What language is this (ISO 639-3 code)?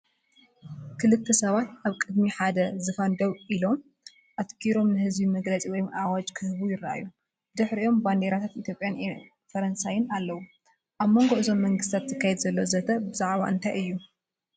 tir